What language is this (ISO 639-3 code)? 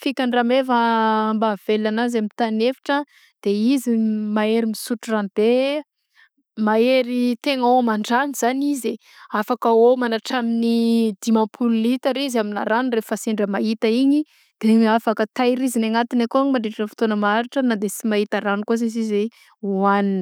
bzc